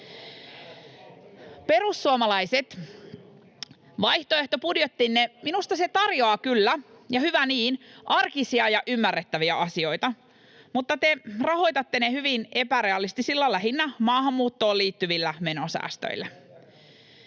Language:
Finnish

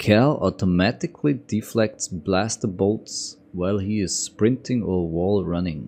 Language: English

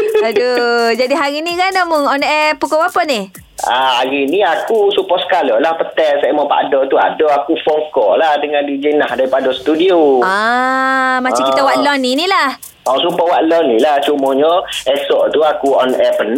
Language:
Malay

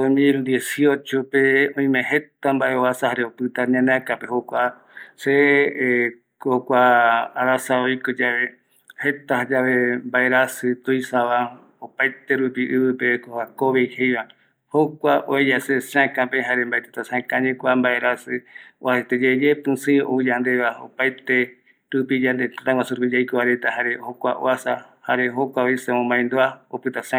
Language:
Eastern Bolivian Guaraní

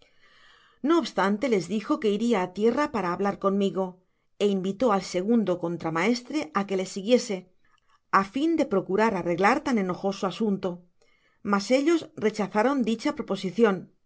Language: Spanish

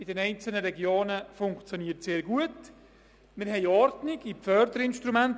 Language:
Swiss German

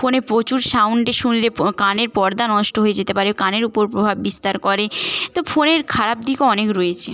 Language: Bangla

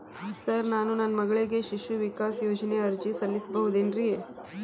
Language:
Kannada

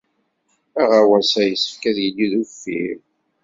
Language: Kabyle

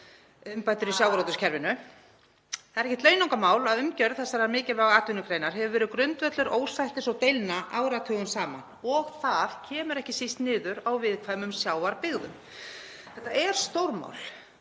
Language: Icelandic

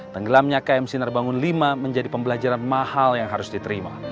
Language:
Indonesian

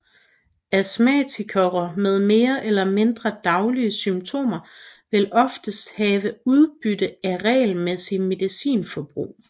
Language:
Danish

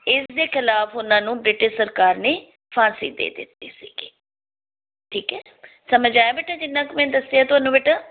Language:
Punjabi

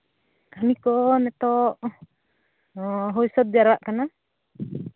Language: Santali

